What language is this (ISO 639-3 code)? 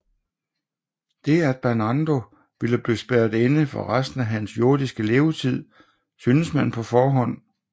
dan